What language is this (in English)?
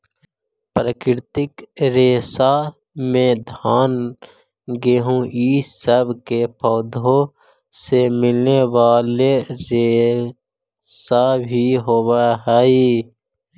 Magahi